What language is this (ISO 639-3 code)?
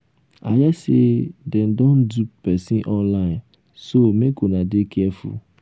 pcm